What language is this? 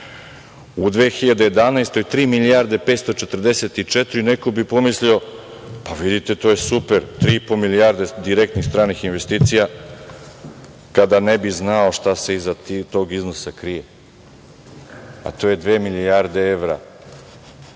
Serbian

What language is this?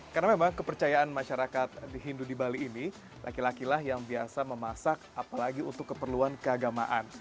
Indonesian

